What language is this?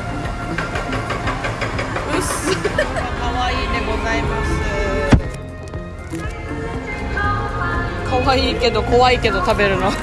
Japanese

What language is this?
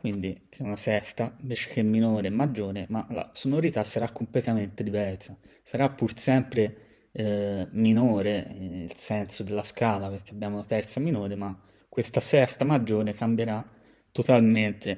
Italian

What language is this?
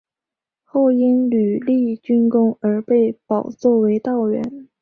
Chinese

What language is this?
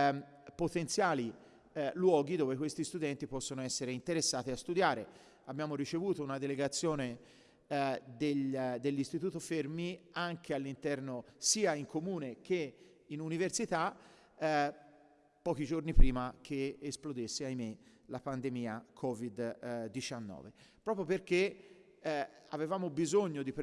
Italian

